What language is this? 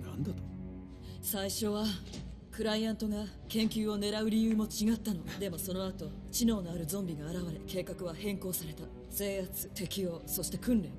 Japanese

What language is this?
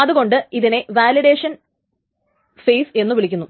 Malayalam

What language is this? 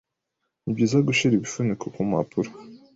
Kinyarwanda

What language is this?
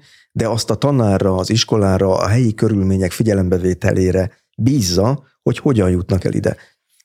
Hungarian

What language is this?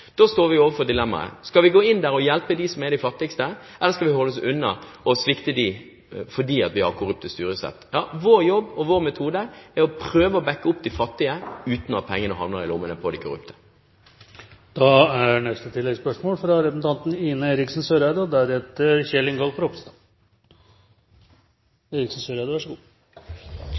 Norwegian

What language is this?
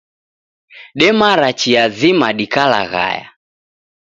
Taita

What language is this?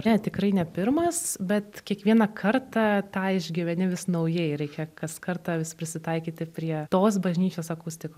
Lithuanian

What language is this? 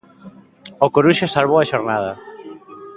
Galician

